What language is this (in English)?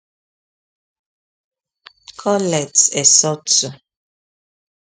Igbo